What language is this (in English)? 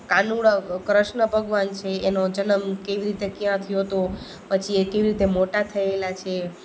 Gujarati